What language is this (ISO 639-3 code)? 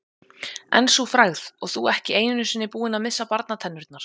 isl